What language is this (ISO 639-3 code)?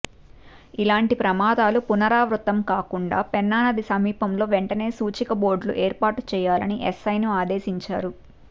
tel